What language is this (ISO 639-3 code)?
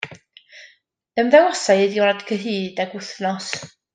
cym